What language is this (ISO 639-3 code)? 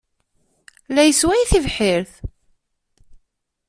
kab